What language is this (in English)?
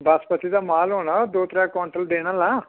Dogri